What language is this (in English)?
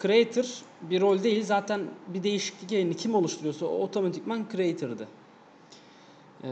Turkish